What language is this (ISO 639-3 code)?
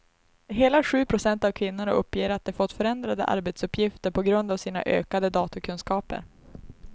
swe